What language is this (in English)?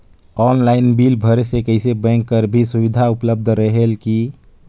Chhattisgarhi